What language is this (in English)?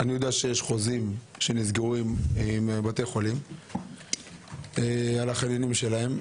Hebrew